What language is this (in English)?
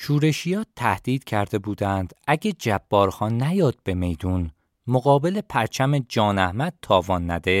Persian